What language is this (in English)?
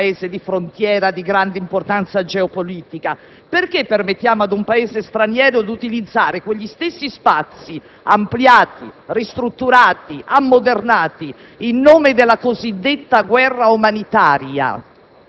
Italian